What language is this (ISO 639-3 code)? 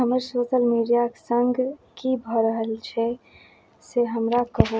mai